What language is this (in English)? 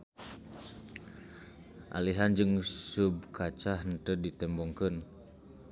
Sundanese